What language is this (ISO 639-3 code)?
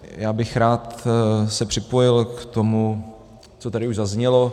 ces